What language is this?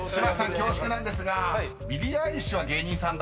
Japanese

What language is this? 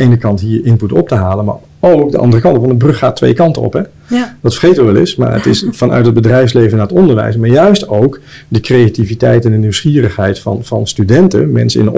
Dutch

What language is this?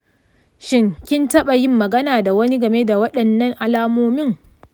Hausa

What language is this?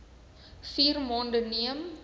Afrikaans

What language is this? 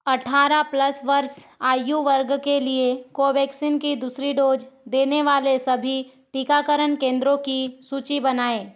Hindi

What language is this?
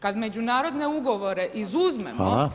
Croatian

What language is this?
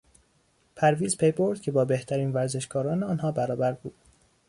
Persian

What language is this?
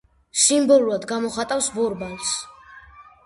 Georgian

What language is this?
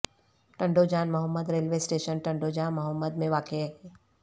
Urdu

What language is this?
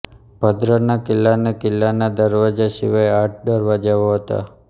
Gujarati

